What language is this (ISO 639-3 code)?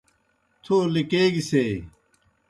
plk